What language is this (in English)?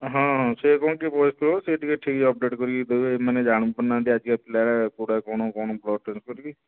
Odia